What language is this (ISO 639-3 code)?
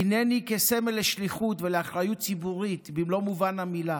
heb